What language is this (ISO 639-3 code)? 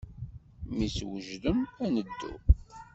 kab